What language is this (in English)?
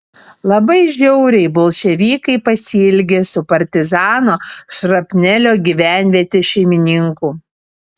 Lithuanian